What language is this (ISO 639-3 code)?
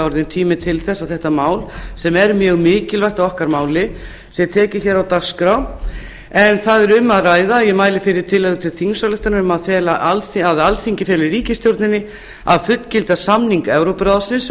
isl